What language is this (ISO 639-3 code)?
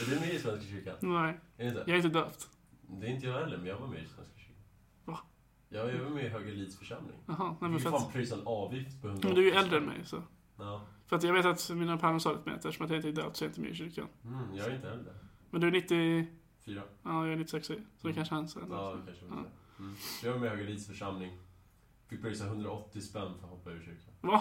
swe